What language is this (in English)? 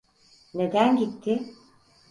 Turkish